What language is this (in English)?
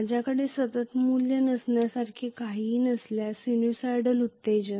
Marathi